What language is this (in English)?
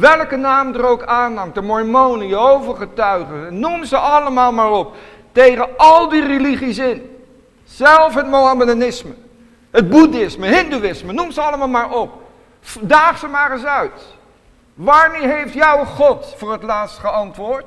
Dutch